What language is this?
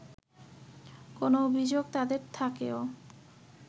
Bangla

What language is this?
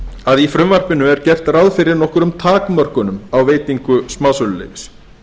Icelandic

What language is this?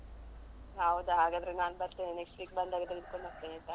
Kannada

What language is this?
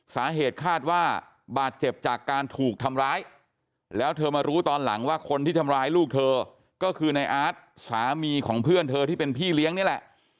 Thai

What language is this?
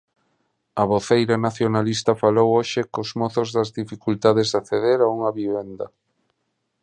Galician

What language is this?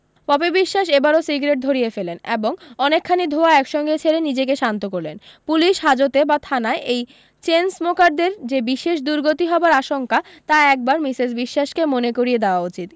Bangla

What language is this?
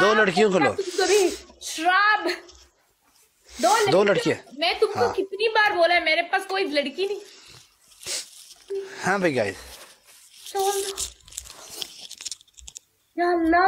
Hindi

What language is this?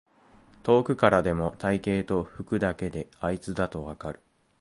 Japanese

